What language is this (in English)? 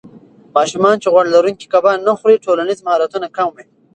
Pashto